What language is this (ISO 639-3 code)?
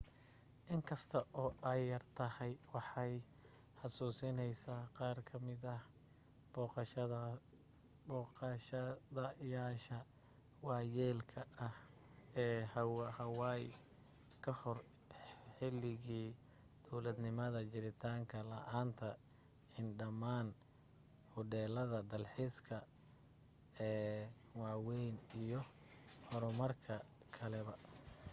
som